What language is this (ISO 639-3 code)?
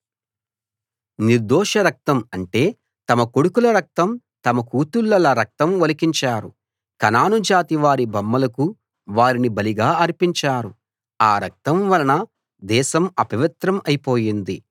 tel